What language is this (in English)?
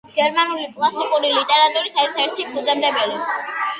Georgian